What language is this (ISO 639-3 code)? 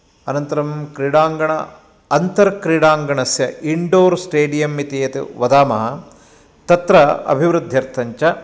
san